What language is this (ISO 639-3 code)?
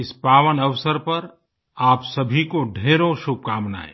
hin